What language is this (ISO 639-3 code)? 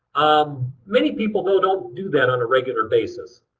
eng